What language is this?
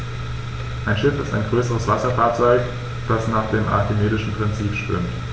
German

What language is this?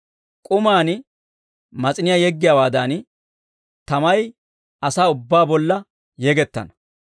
Dawro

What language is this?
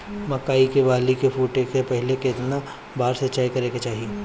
Bhojpuri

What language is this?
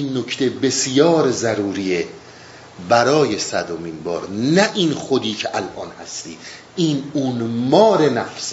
Persian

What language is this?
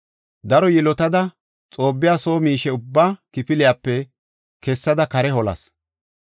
Gofa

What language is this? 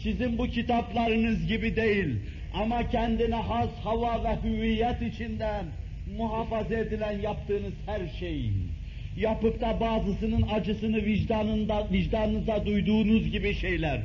Turkish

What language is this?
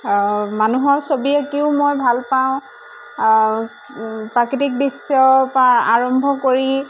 Assamese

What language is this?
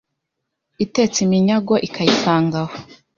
Kinyarwanda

